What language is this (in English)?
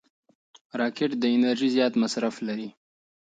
Pashto